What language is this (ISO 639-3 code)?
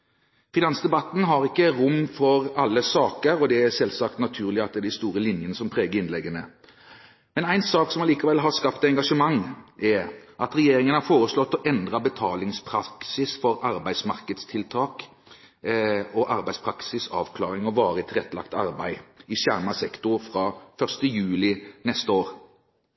nob